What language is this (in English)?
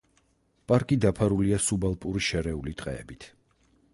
Georgian